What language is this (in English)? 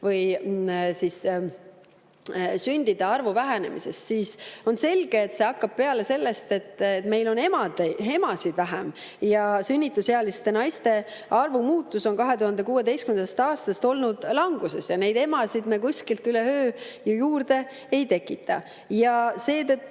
Estonian